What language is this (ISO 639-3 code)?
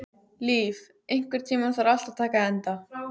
isl